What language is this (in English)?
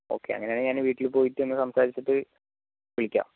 Malayalam